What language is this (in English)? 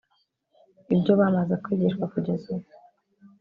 Kinyarwanda